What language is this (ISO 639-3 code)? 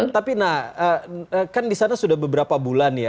ind